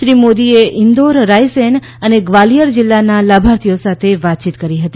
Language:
Gujarati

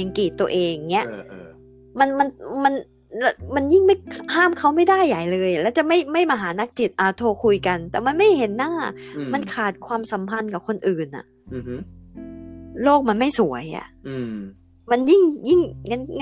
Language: Thai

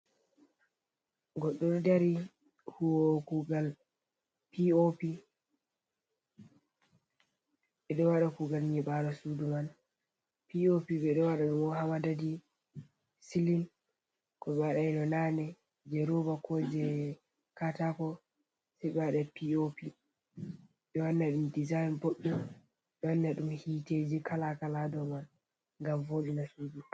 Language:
Fula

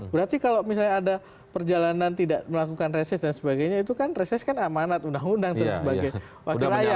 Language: Indonesian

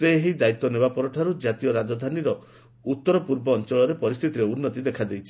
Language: Odia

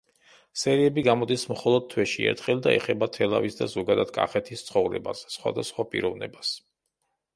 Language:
Georgian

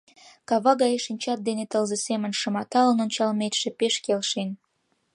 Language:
Mari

